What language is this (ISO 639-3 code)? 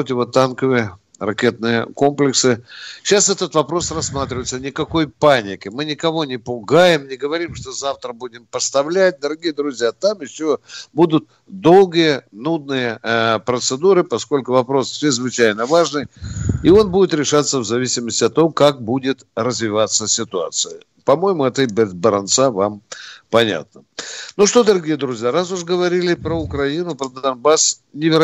rus